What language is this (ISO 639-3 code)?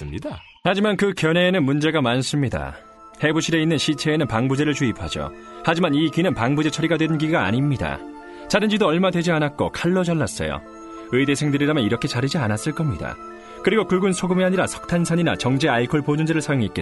kor